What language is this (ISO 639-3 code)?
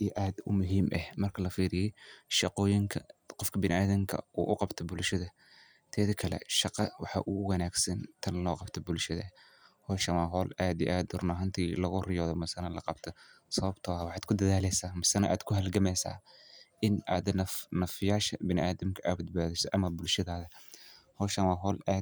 som